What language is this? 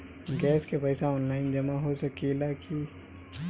Bhojpuri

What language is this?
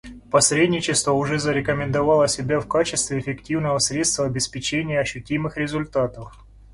Russian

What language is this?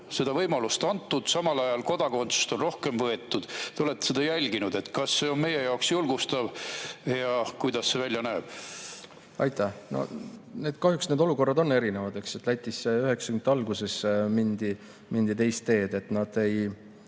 Estonian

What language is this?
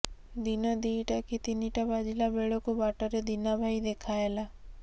Odia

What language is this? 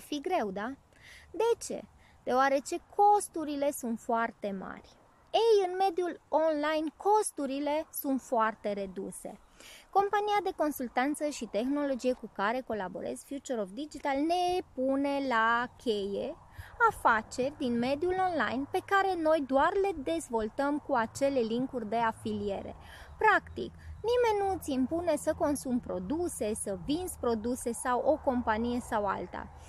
Romanian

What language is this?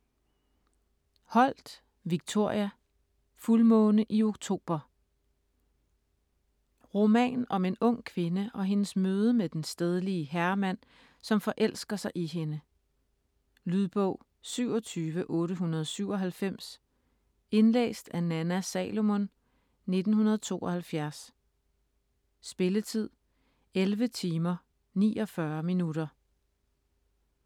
Danish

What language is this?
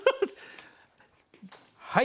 Japanese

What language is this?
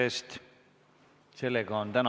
Estonian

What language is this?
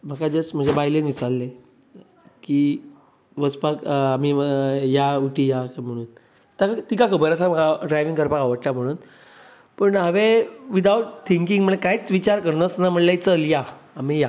Konkani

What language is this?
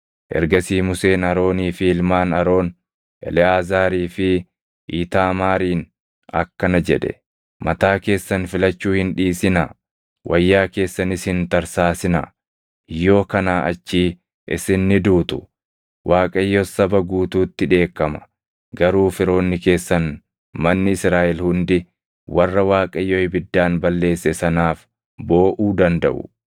Oromo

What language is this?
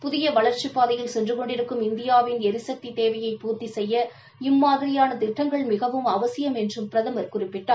Tamil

